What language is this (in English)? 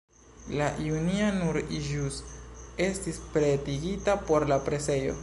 Esperanto